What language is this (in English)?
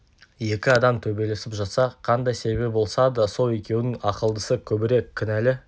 Kazakh